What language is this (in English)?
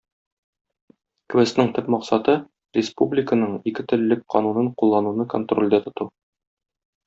Tatar